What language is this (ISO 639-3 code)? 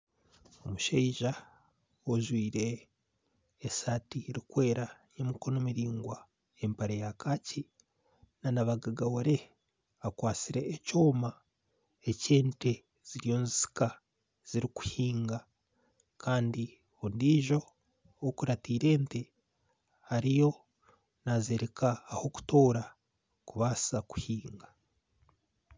nyn